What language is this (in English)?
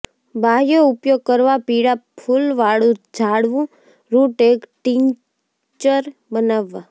Gujarati